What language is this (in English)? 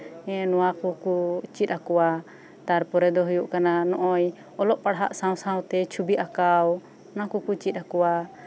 Santali